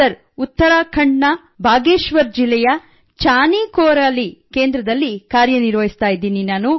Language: Kannada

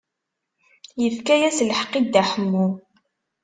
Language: Kabyle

